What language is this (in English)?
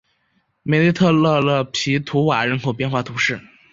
Chinese